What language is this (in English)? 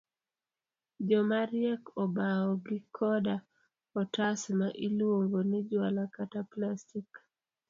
Luo (Kenya and Tanzania)